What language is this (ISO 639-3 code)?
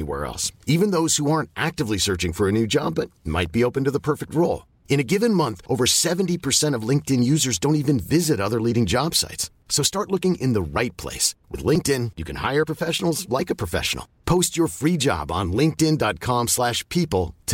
fil